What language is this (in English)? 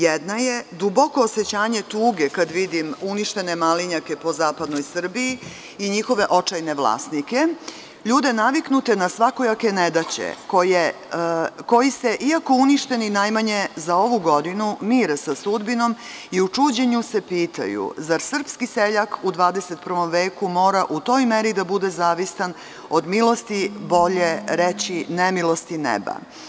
Serbian